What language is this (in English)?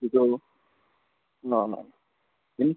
Kannada